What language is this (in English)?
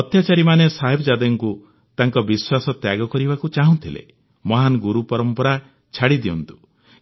Odia